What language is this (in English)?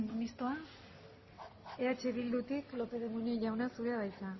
Basque